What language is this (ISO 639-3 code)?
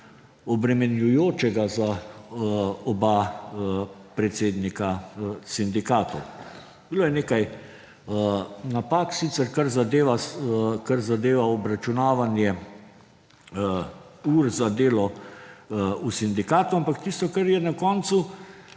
slv